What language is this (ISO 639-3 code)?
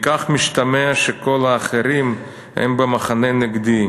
heb